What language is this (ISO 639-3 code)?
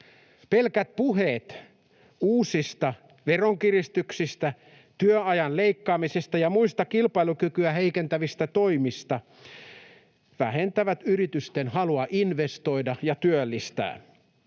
fin